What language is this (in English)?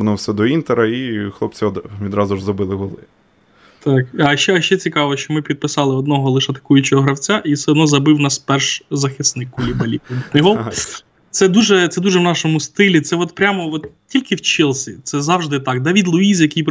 Ukrainian